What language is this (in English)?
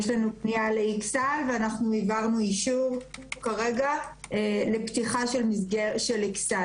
Hebrew